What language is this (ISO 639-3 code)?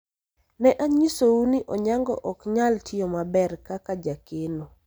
luo